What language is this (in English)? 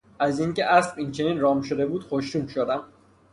Persian